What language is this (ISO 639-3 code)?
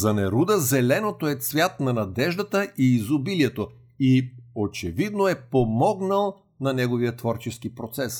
bul